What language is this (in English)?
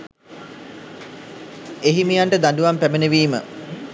Sinhala